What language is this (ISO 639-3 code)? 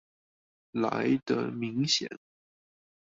zho